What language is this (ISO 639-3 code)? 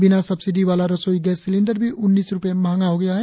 hin